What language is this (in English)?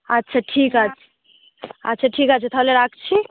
Bangla